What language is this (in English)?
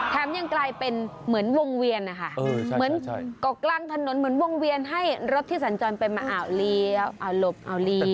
Thai